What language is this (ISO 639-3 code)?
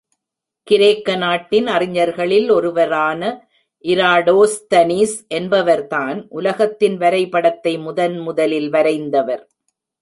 tam